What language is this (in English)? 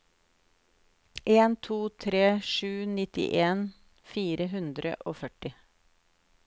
Norwegian